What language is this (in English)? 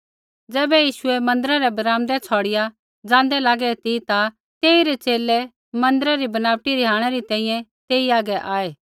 Kullu Pahari